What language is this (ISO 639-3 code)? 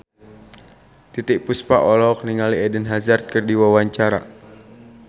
sun